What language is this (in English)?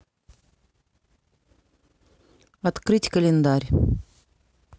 Russian